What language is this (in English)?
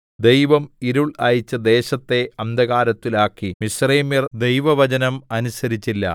Malayalam